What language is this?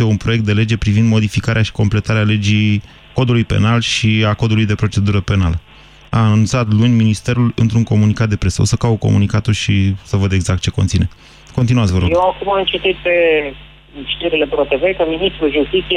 Romanian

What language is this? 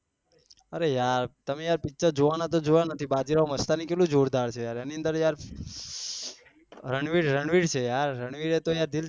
Gujarati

